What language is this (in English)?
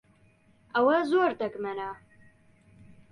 Central Kurdish